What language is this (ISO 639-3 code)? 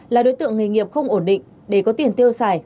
vie